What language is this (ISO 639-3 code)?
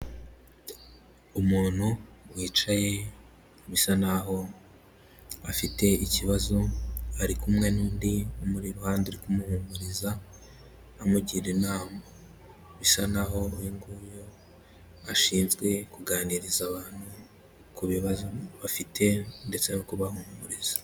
kin